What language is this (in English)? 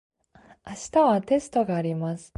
Japanese